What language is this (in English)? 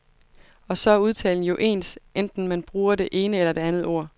Danish